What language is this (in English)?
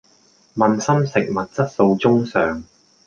Cantonese